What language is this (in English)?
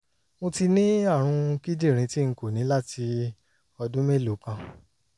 Yoruba